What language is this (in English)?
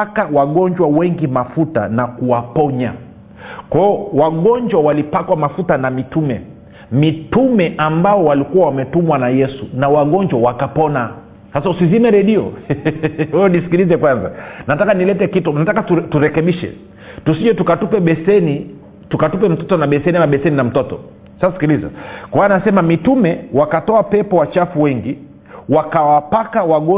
Swahili